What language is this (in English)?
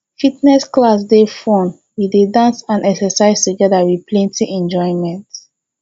Nigerian Pidgin